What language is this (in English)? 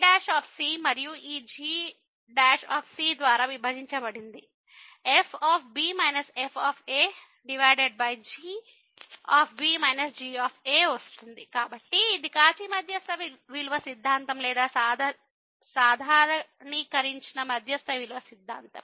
Telugu